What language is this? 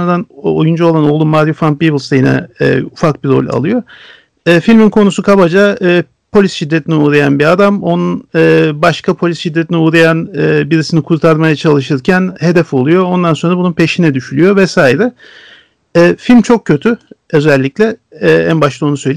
Turkish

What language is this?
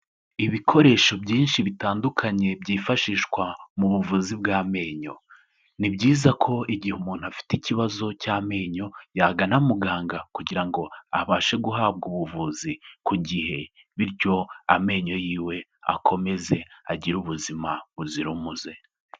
Kinyarwanda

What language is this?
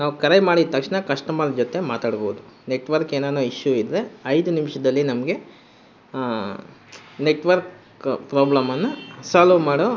Kannada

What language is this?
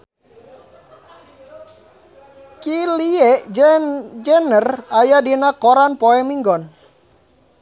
Sundanese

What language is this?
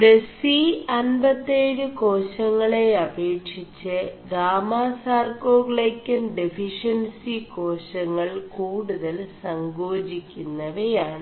Malayalam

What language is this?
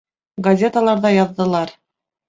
Bashkir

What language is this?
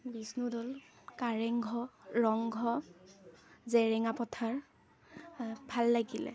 Assamese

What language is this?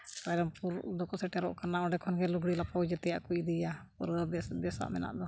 Santali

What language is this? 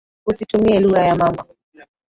Swahili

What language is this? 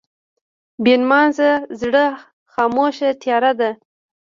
Pashto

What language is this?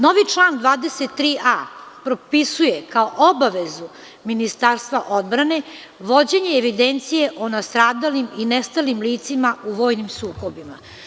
Serbian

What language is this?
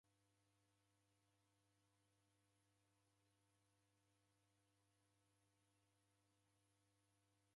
Taita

